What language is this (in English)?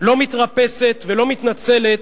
Hebrew